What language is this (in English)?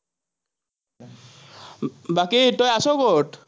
Assamese